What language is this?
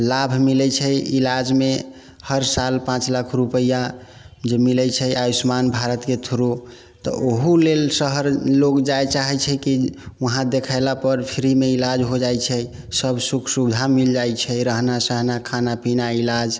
Maithili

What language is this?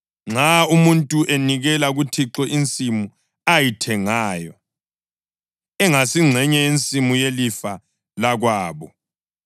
North Ndebele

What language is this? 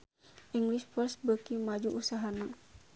Sundanese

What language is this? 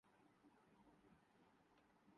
Urdu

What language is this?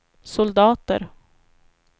Swedish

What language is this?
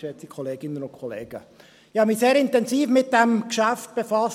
Swiss German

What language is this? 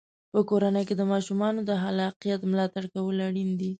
Pashto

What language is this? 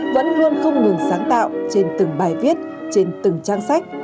Vietnamese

